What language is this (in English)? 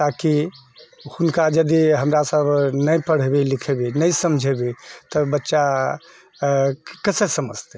Maithili